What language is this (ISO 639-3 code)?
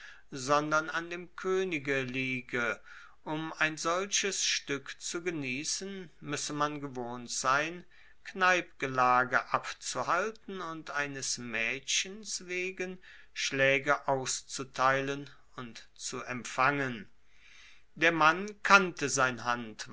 deu